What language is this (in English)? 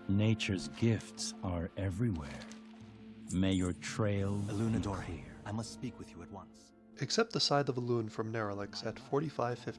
English